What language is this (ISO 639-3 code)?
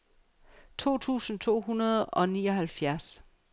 dan